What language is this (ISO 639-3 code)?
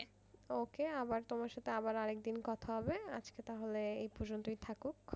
ben